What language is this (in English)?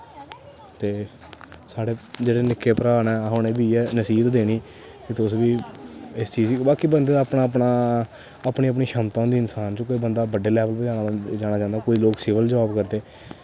Dogri